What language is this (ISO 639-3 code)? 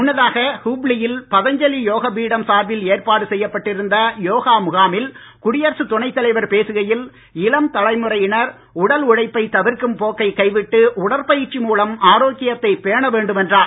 tam